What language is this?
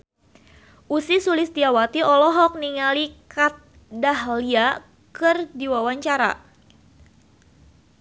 Sundanese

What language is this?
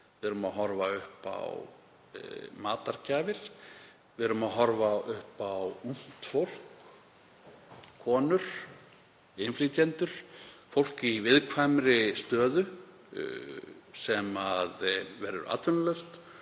Icelandic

